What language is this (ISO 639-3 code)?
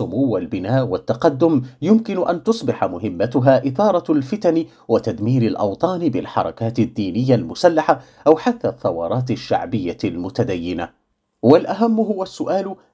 ara